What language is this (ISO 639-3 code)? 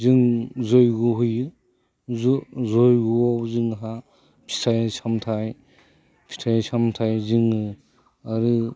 brx